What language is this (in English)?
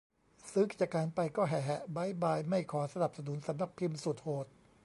Thai